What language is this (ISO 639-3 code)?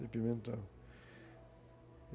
por